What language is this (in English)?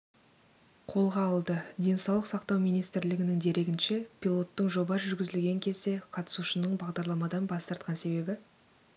Kazakh